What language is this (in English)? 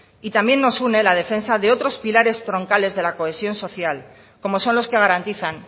Spanish